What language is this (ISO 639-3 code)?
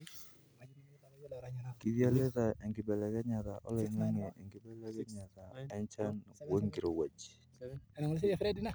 mas